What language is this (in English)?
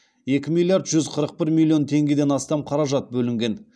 Kazakh